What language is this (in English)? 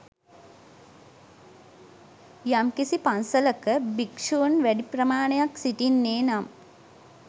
Sinhala